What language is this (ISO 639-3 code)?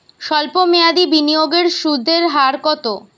ben